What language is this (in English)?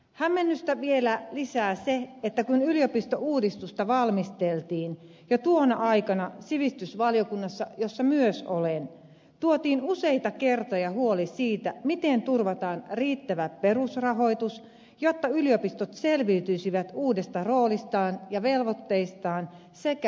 Finnish